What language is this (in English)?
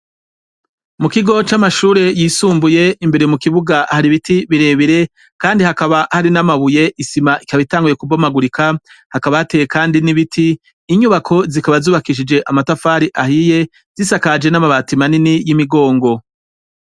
Rundi